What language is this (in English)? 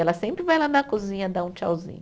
Portuguese